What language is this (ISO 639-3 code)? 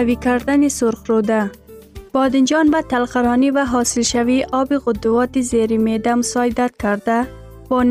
fas